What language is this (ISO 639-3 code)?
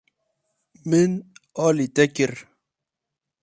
kur